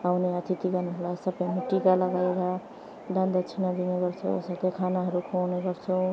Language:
Nepali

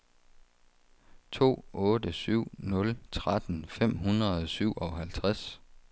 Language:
Danish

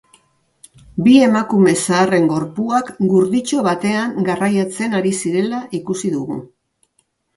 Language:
Basque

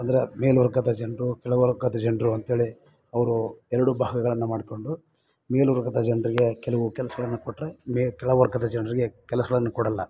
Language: Kannada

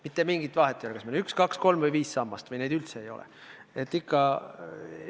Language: Estonian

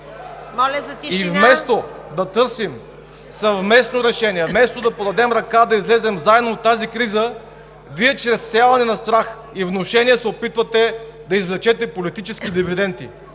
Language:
Bulgarian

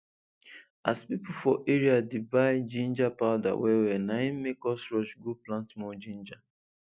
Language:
Nigerian Pidgin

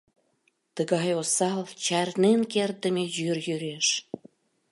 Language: Mari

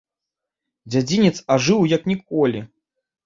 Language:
Belarusian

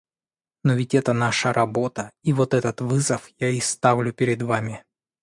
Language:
Russian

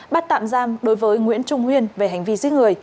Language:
Vietnamese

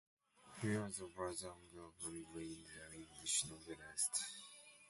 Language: English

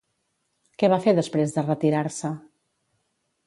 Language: Catalan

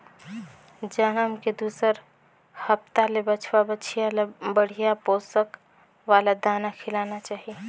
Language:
Chhattisgarhi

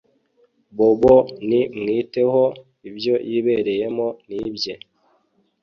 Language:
Kinyarwanda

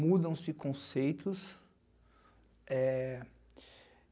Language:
Portuguese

